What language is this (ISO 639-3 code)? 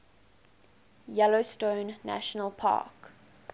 eng